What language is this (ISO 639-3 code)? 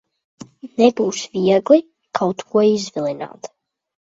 lav